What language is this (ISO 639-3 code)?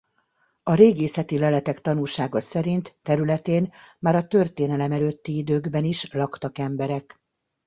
hun